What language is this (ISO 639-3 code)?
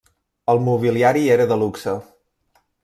cat